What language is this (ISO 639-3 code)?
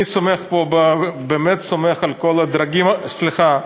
heb